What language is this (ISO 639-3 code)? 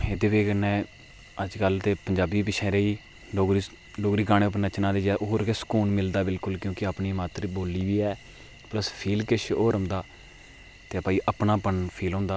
doi